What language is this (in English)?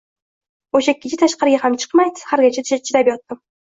Uzbek